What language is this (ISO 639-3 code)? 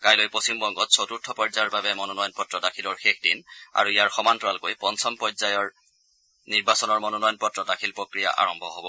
asm